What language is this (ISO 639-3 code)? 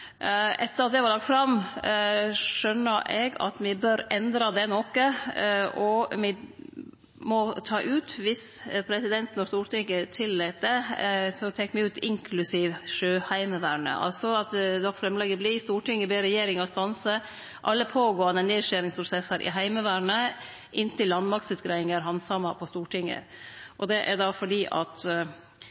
nno